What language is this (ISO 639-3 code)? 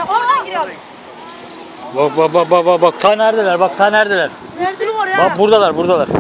tur